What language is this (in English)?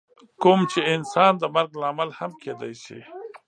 Pashto